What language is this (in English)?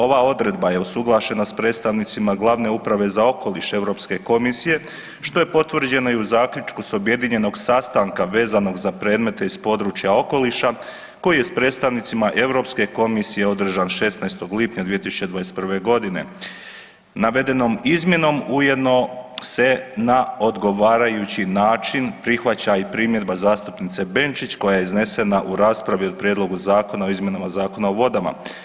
Croatian